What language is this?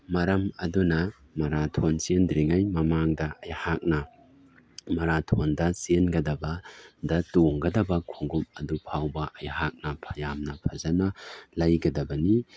Manipuri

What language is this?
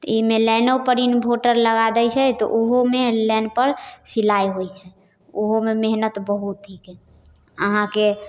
Maithili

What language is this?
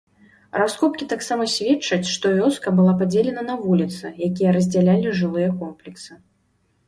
Belarusian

